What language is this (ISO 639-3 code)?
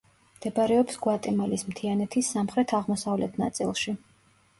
kat